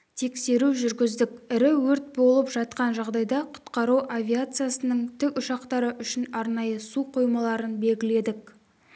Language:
Kazakh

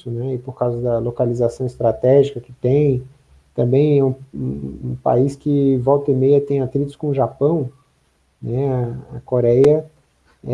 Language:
Portuguese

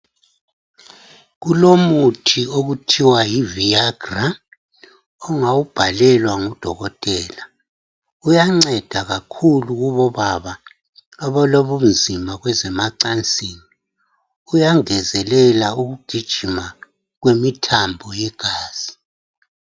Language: North Ndebele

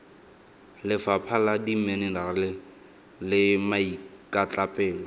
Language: Tswana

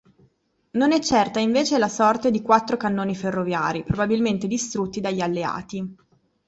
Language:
Italian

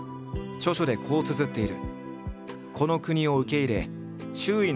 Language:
Japanese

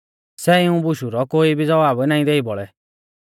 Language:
Mahasu Pahari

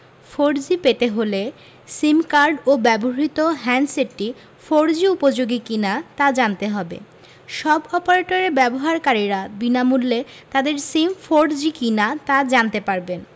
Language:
Bangla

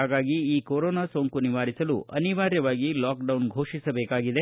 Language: Kannada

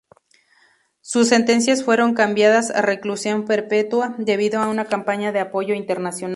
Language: Spanish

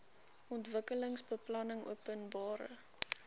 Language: Afrikaans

